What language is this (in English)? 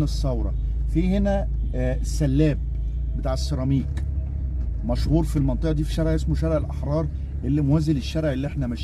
Arabic